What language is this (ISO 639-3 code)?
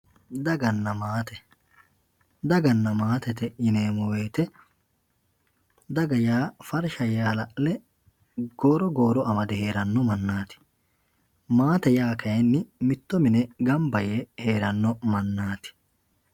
sid